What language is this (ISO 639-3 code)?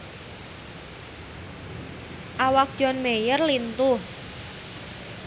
sun